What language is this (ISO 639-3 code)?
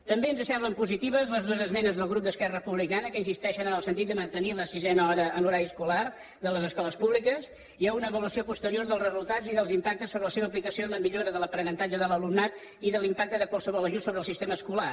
cat